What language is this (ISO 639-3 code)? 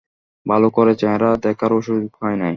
ben